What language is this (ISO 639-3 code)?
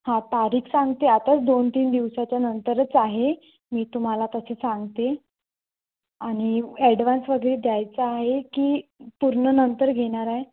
mar